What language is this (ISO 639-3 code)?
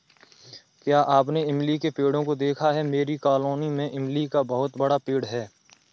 hin